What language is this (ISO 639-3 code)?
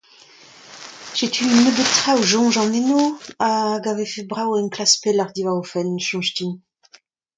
bre